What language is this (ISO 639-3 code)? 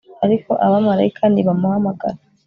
kin